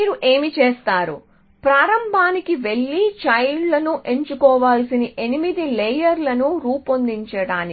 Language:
Telugu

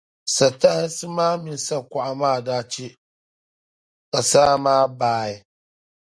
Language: Dagbani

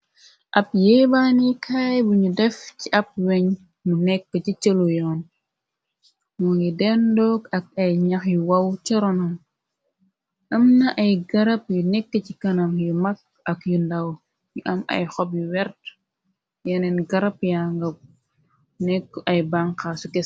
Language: Wolof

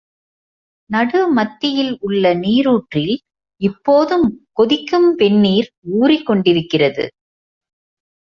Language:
Tamil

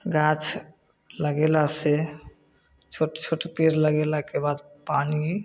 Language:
Maithili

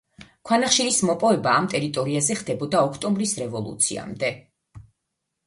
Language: Georgian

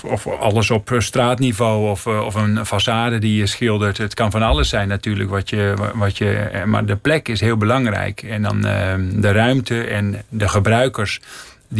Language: Dutch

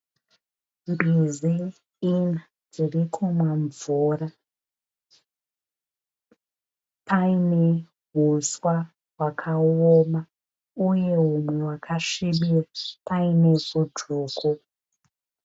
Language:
Shona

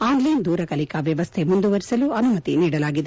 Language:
Kannada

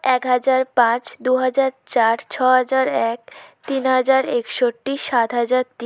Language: Bangla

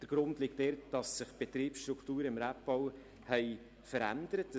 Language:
Swiss German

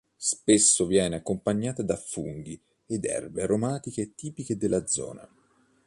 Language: Italian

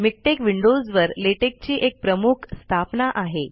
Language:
Marathi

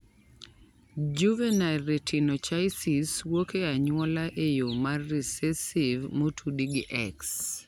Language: Luo (Kenya and Tanzania)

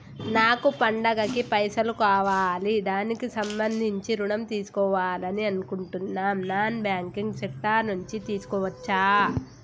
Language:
Telugu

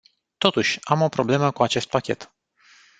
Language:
Romanian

